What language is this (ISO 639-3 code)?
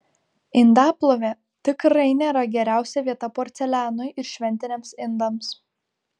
lit